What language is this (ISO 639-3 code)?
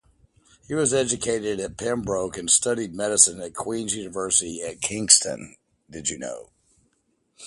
eng